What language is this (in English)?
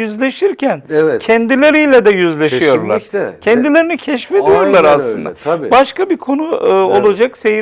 Turkish